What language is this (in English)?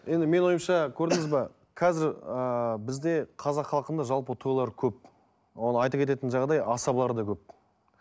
Kazakh